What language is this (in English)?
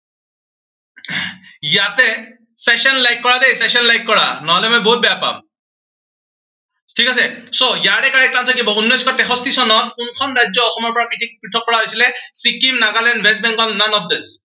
Assamese